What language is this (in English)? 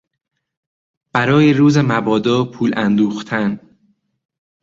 Persian